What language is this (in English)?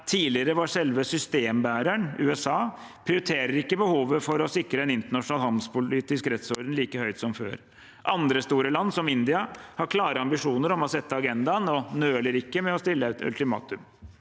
Norwegian